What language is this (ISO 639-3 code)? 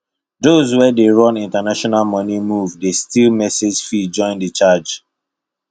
pcm